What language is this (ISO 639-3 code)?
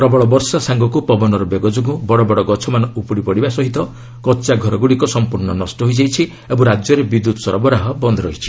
ori